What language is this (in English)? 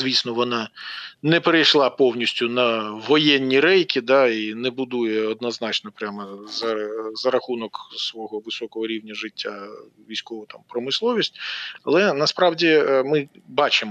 Ukrainian